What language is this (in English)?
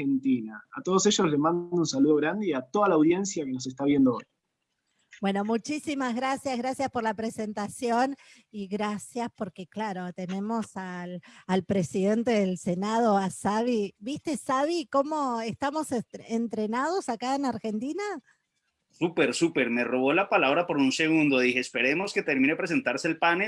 Spanish